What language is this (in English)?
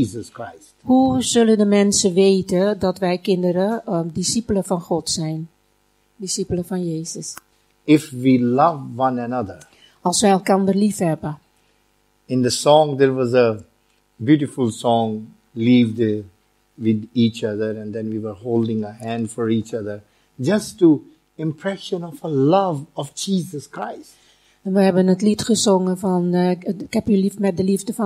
Dutch